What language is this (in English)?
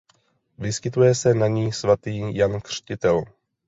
Czech